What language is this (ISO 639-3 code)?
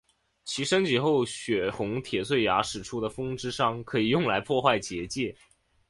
zho